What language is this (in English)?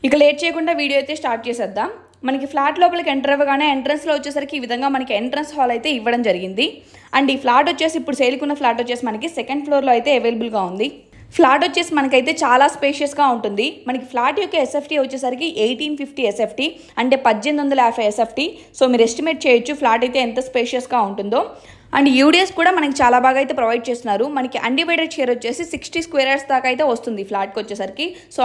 Telugu